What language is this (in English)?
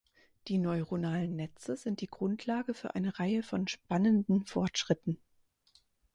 German